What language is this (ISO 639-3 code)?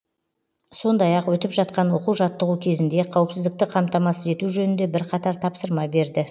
kaz